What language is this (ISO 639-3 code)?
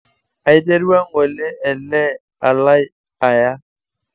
mas